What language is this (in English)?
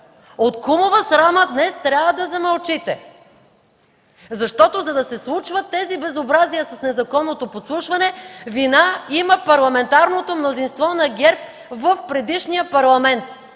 Bulgarian